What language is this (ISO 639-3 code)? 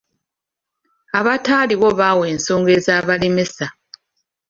lug